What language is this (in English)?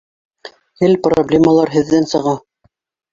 Bashkir